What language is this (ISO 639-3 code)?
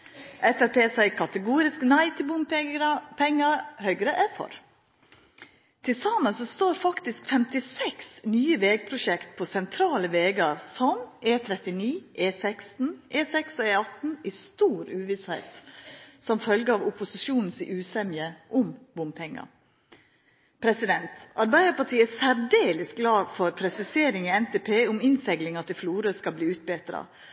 nno